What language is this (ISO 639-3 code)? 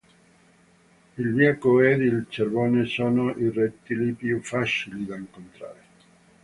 ita